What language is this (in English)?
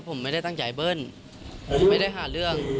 Thai